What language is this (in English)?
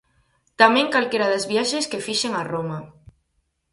Galician